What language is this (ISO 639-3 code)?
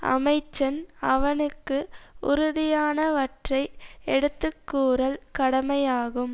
tam